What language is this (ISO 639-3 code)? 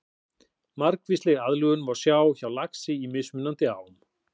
isl